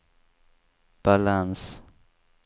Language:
Swedish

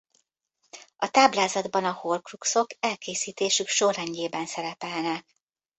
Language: Hungarian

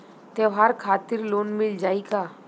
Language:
Bhojpuri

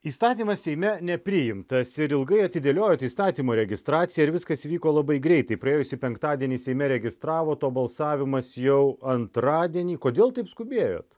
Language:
Lithuanian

